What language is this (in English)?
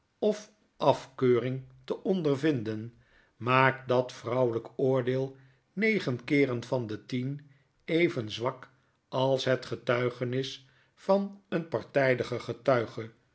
Dutch